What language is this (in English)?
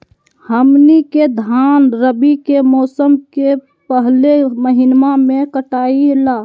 Magahi